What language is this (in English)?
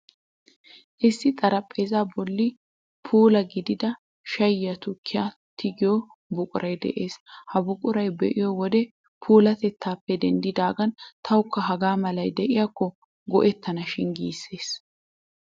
Wolaytta